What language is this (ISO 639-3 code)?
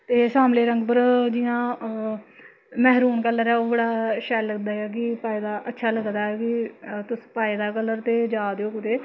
doi